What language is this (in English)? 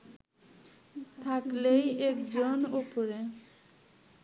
Bangla